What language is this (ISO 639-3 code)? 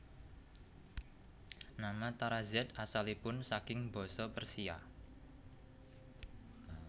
jav